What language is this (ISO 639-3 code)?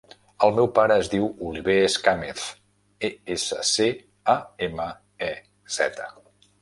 cat